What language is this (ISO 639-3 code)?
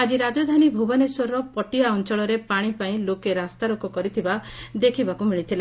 ori